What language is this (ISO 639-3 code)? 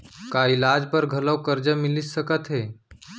hne